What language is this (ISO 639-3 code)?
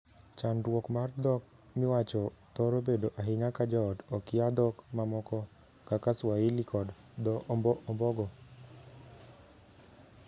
luo